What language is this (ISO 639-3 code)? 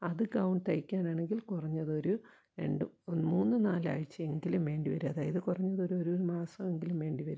mal